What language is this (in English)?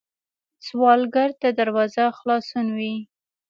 Pashto